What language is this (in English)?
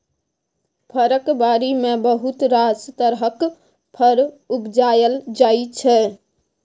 Maithili